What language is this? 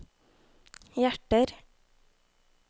Norwegian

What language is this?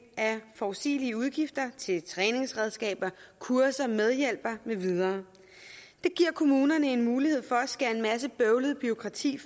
Danish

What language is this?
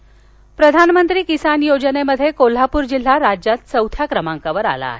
Marathi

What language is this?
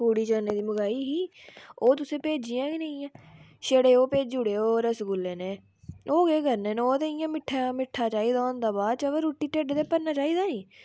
Dogri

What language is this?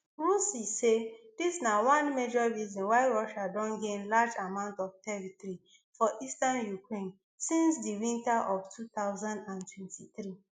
Nigerian Pidgin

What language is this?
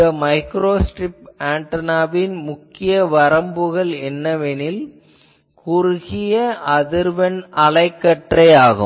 Tamil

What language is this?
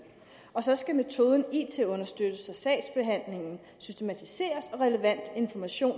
Danish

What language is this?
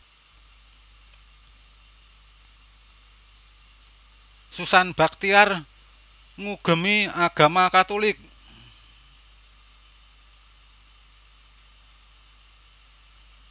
Javanese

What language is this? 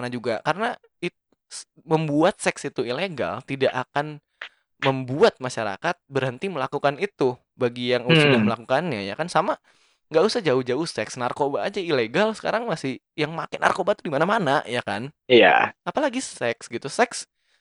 Indonesian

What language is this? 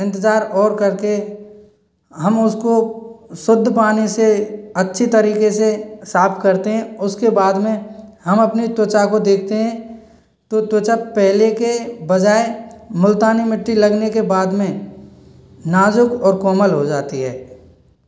Hindi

